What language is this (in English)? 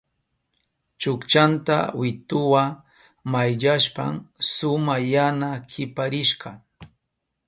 Southern Pastaza Quechua